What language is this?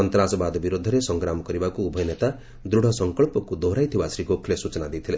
Odia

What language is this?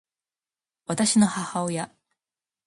Japanese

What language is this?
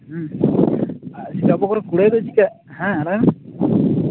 Santali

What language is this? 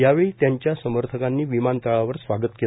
Marathi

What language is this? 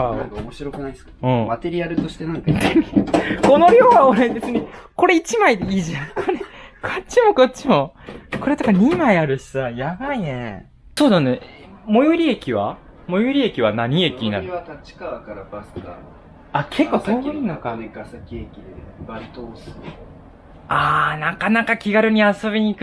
Japanese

